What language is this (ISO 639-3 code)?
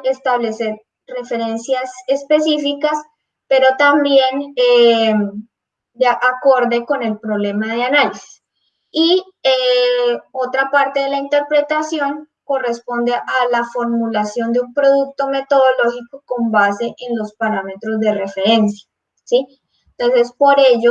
spa